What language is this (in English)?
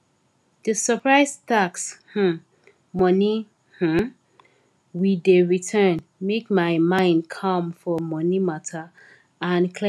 Nigerian Pidgin